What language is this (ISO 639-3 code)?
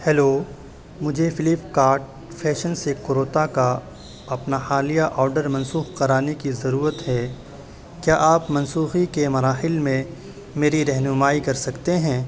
urd